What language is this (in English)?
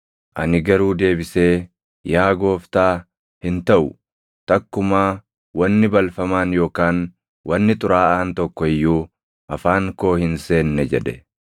Oromo